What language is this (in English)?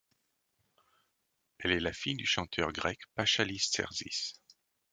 French